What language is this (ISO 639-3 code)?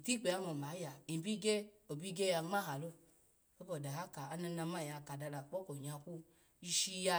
ala